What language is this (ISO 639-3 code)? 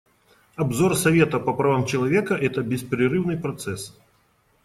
rus